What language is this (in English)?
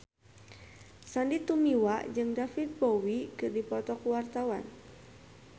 Sundanese